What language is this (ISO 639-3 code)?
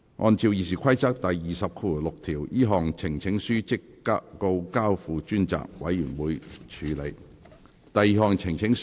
yue